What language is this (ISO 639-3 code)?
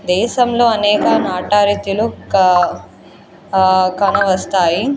tel